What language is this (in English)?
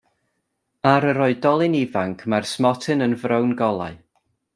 Welsh